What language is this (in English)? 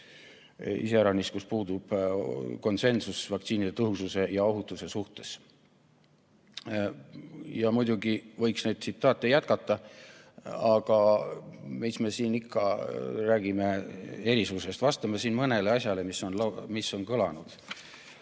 Estonian